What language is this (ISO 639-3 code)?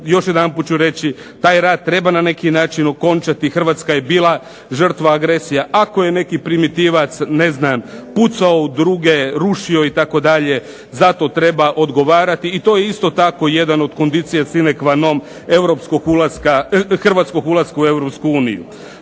hrv